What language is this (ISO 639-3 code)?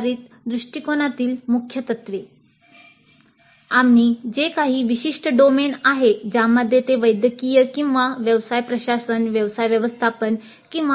mar